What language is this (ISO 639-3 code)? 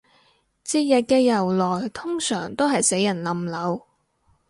yue